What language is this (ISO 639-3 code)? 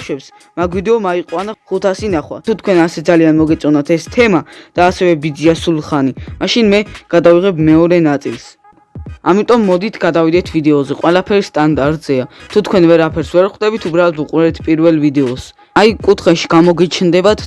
eng